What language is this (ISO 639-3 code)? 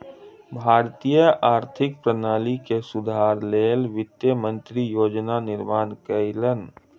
mai